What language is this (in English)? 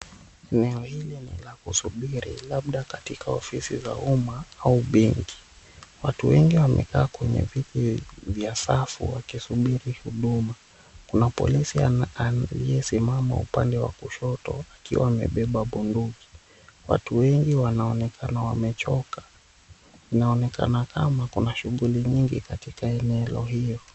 Swahili